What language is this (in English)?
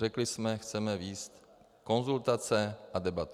Czech